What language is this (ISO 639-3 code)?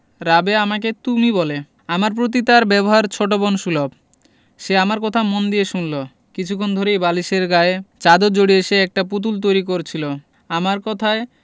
ben